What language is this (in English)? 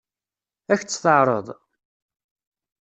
Kabyle